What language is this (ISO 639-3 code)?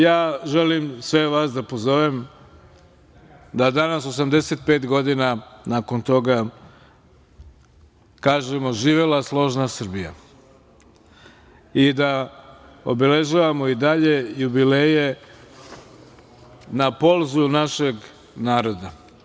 srp